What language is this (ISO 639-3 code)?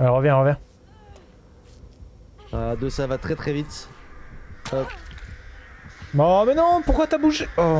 fra